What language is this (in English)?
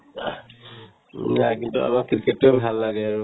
Assamese